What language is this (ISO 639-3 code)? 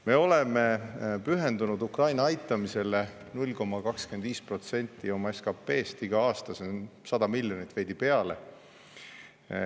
est